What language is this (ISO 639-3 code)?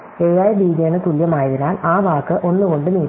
mal